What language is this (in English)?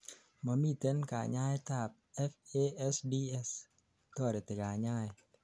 Kalenjin